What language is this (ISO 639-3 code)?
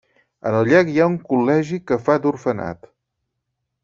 cat